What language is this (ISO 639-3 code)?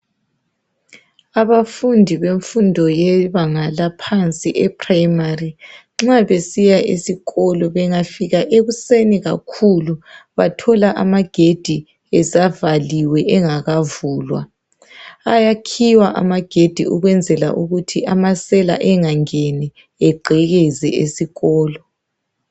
nde